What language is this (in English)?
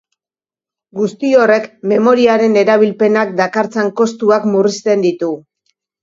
Basque